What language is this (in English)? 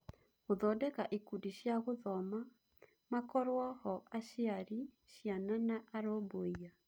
Kikuyu